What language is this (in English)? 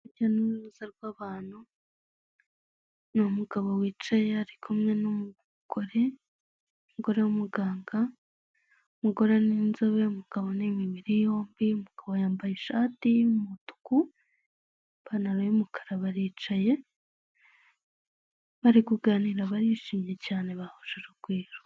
Kinyarwanda